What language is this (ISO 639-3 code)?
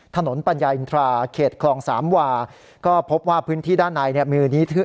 tha